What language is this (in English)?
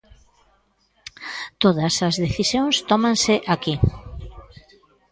Galician